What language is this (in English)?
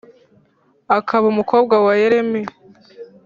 Kinyarwanda